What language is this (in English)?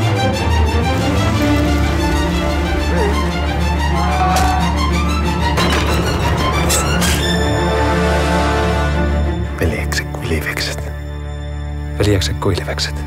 Finnish